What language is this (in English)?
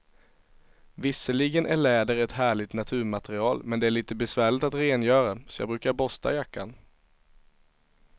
Swedish